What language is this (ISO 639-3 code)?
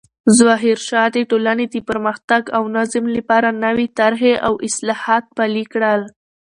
pus